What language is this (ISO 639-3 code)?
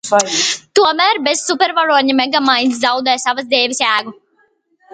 lav